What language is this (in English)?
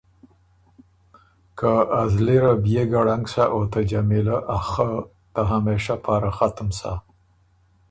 Ormuri